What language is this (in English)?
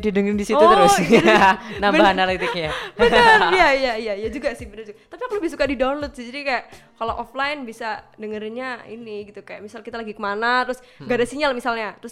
Indonesian